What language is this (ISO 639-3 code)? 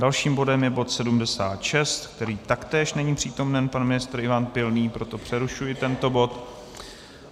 ces